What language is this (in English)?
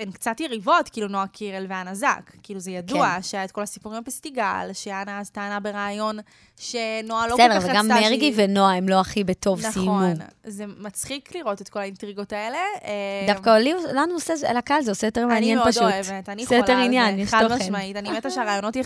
Hebrew